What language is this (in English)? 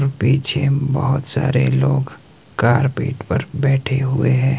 Hindi